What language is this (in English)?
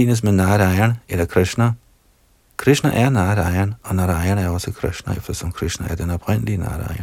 Danish